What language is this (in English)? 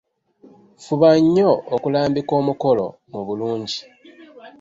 Ganda